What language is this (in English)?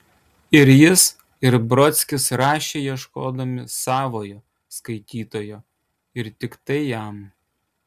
Lithuanian